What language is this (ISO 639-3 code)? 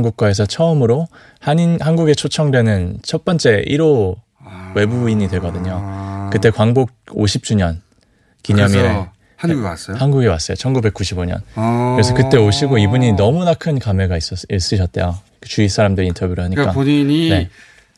kor